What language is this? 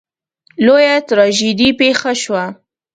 Pashto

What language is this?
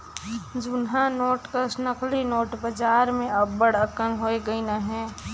Chhattisgarhi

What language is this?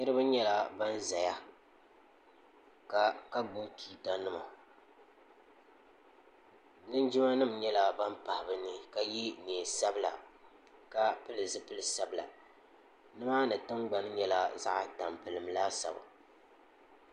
Dagbani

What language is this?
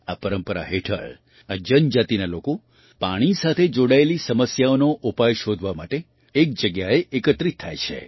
Gujarati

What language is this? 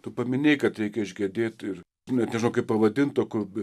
Lithuanian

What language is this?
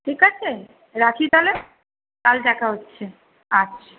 Bangla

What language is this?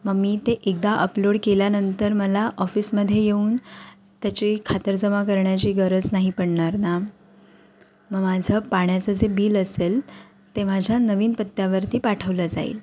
Marathi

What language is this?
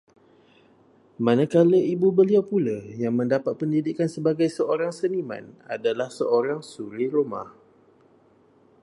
Malay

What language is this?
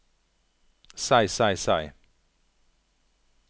Norwegian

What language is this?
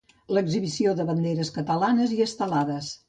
Catalan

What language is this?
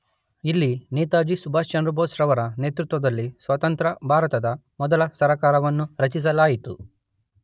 Kannada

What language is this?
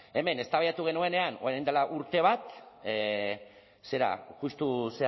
Basque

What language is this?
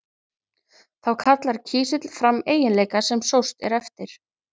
Icelandic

